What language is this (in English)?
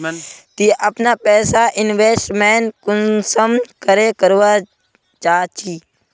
Magahi